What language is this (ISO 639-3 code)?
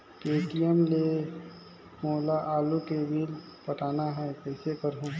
hne